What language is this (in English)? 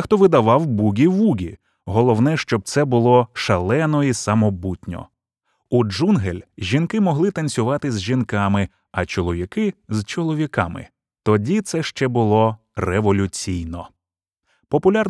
Ukrainian